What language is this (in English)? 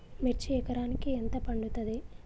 Telugu